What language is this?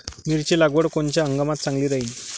Marathi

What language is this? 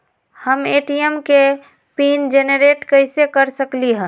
Magahi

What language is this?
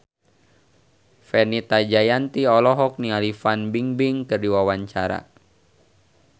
Sundanese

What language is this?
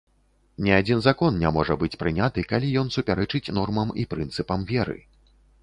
Belarusian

